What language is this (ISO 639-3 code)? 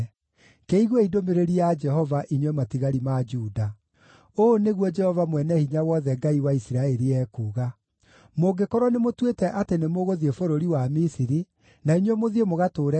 kik